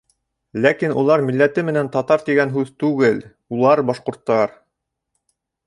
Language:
Bashkir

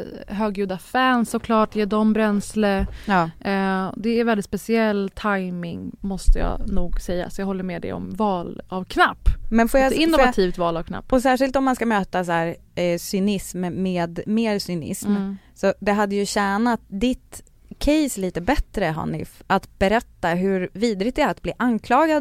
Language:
Swedish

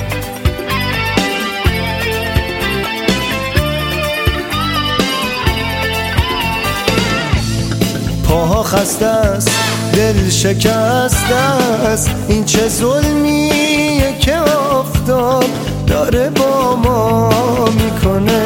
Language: Persian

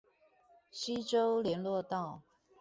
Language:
Chinese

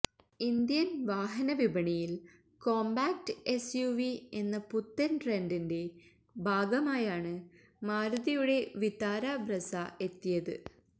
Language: Malayalam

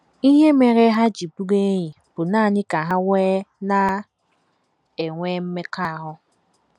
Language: Igbo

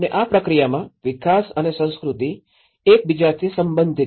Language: Gujarati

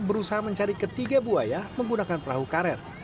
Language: Indonesian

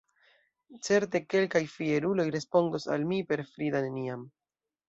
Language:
Esperanto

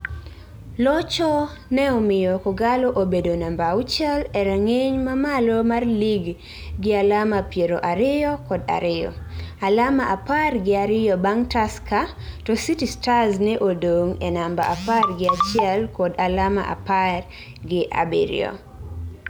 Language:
Luo (Kenya and Tanzania)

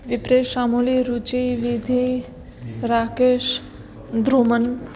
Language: Gujarati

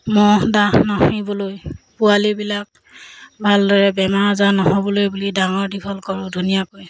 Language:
Assamese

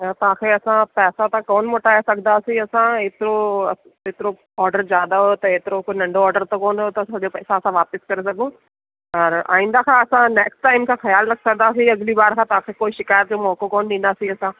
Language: Sindhi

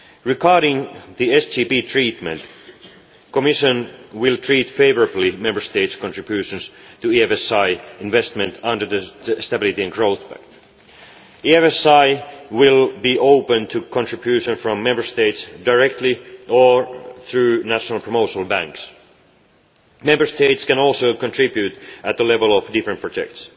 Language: English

